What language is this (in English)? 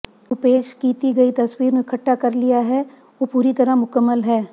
Punjabi